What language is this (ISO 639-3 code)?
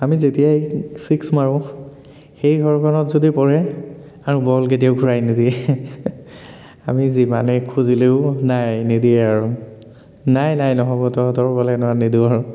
asm